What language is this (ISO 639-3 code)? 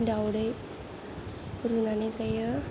brx